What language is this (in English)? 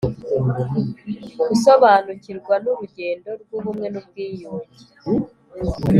Kinyarwanda